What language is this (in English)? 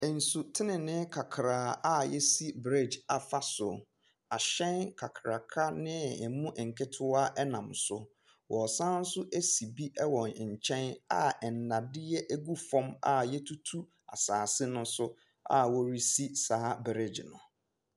Akan